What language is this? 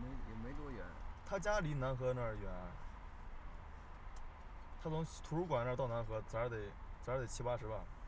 Chinese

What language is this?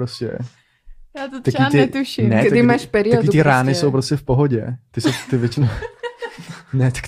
Czech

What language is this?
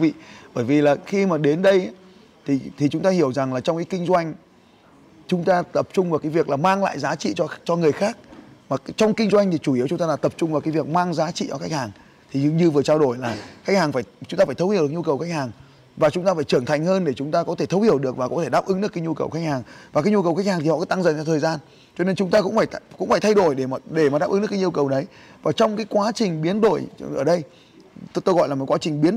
Vietnamese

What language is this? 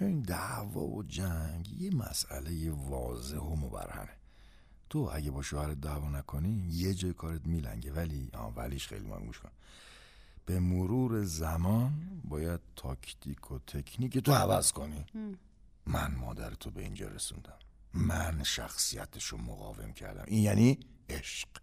Persian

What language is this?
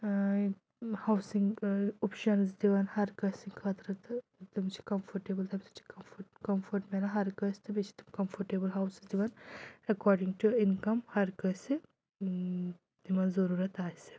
Kashmiri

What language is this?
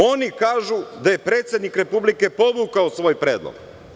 Serbian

